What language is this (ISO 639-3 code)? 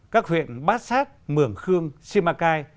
vie